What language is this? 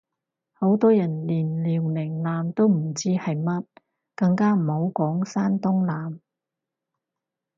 Cantonese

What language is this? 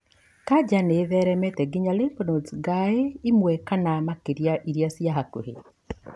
Kikuyu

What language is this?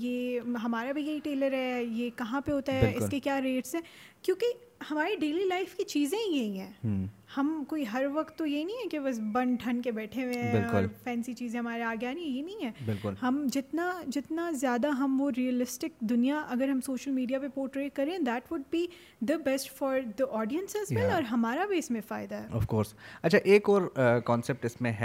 Urdu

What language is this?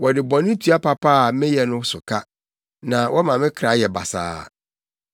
Akan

